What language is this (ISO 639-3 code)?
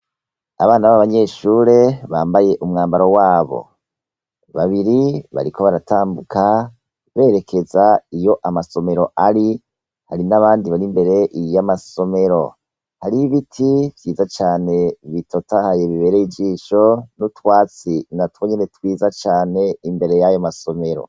run